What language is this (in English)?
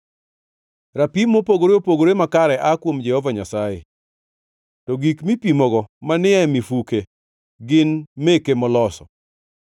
Luo (Kenya and Tanzania)